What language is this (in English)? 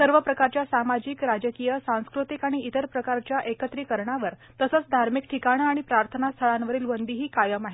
Marathi